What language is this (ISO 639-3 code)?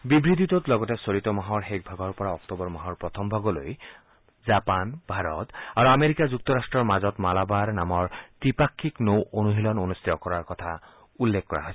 asm